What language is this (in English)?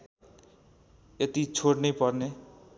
Nepali